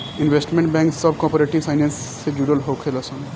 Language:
Bhojpuri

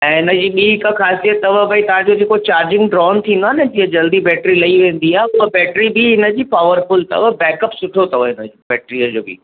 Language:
Sindhi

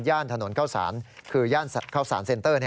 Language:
Thai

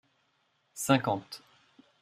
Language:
French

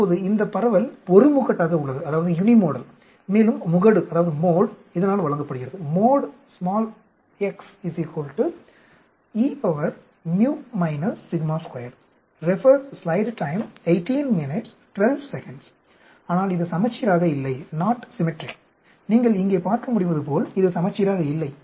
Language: Tamil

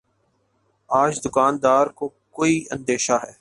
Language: Urdu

